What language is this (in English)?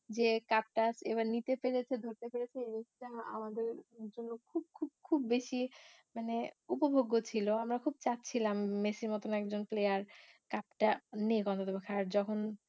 Bangla